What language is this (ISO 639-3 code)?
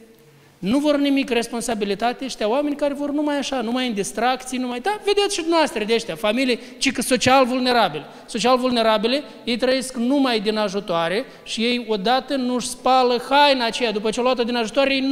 ron